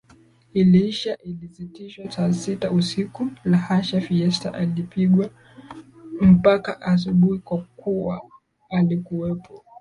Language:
Swahili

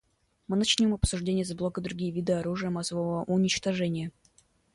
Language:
Russian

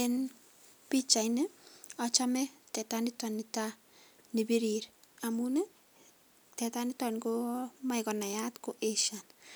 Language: Kalenjin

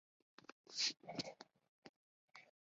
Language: Chinese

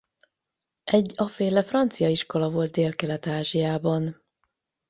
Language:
Hungarian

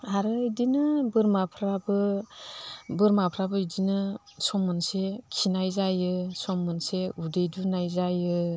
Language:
Bodo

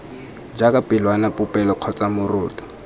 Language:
Tswana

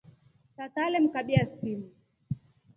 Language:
Rombo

